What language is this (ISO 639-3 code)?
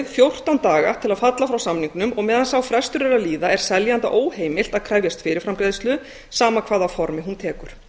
isl